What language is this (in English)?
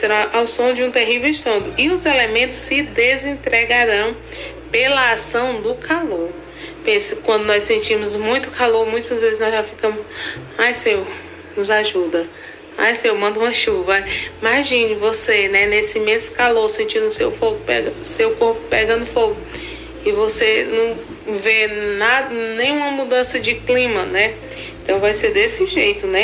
Portuguese